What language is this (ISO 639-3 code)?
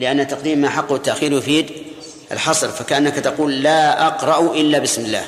ara